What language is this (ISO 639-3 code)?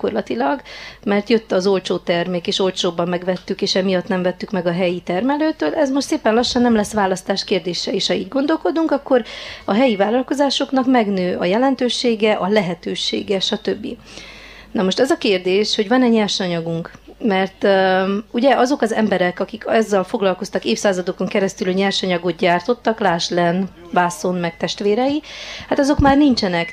hun